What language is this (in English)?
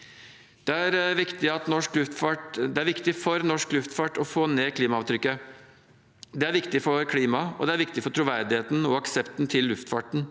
Norwegian